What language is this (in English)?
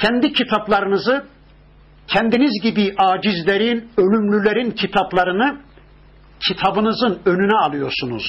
Turkish